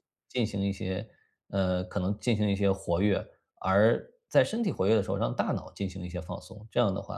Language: Chinese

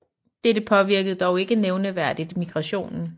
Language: Danish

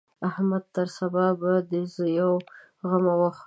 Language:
Pashto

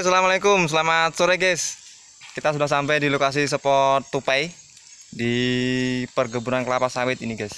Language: Indonesian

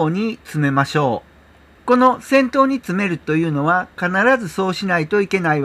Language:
Japanese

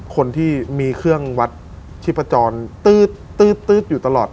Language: Thai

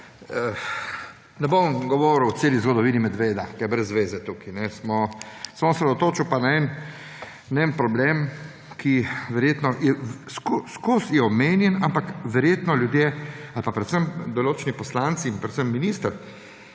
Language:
Slovenian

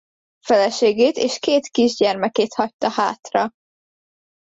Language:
Hungarian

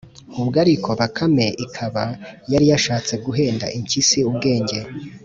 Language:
Kinyarwanda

